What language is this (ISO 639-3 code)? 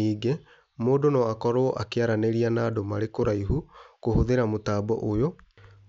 kik